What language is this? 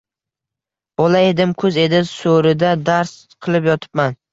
Uzbek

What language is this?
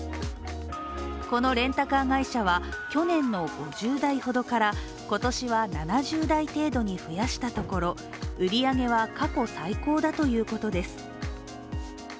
Japanese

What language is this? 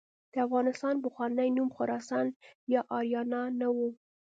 Pashto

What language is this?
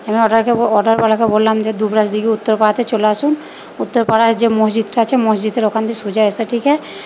Bangla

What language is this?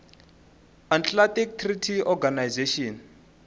Tsonga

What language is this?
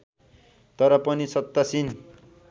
Nepali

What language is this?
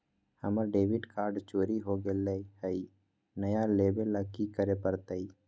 Magahi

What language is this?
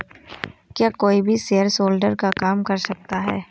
Hindi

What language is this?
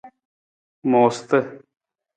Nawdm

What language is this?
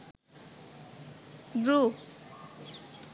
Sinhala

